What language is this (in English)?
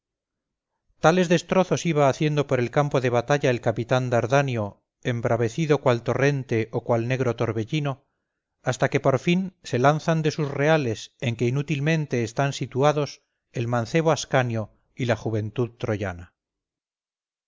Spanish